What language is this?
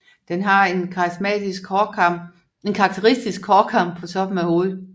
Danish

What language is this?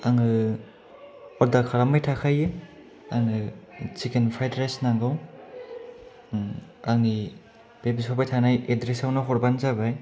Bodo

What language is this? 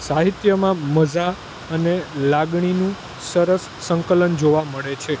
Gujarati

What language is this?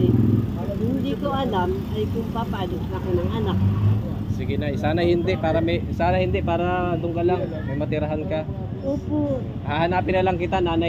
Filipino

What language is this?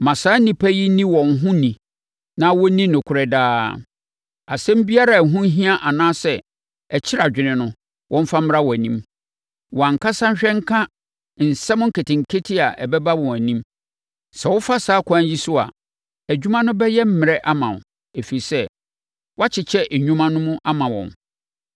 Akan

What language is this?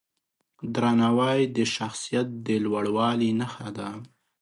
Pashto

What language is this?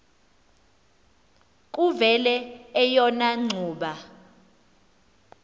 Xhosa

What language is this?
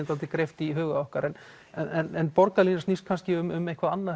Icelandic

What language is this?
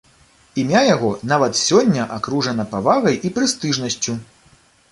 Belarusian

